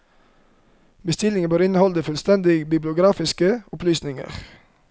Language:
Norwegian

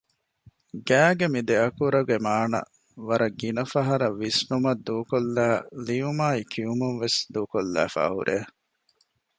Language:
Divehi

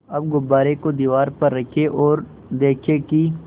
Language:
Hindi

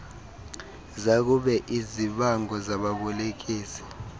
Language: Xhosa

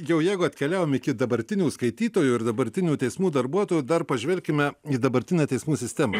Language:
Lithuanian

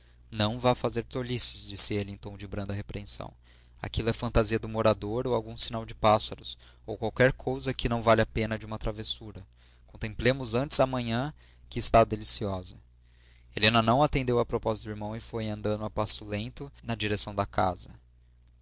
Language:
Portuguese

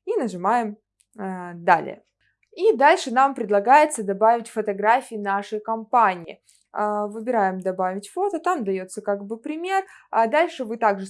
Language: Russian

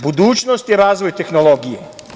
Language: Serbian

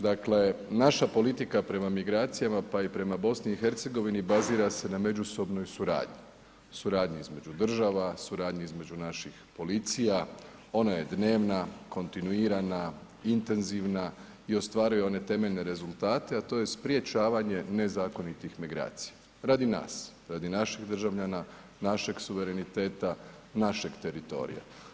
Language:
Croatian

